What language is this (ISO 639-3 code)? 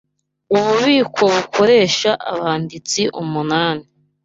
kin